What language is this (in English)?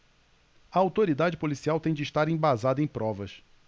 Portuguese